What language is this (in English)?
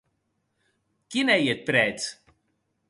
Occitan